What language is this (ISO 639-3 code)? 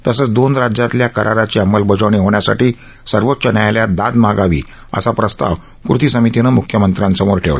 mar